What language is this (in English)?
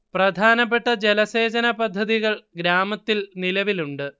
Malayalam